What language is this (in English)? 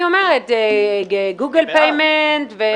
Hebrew